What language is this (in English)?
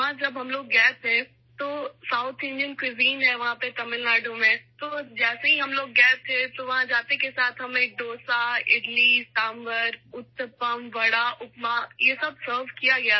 Urdu